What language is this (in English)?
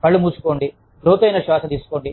Telugu